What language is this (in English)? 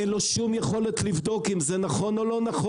Hebrew